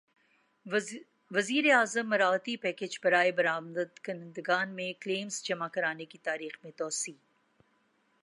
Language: Urdu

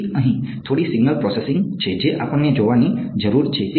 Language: Gujarati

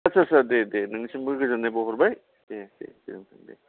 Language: Bodo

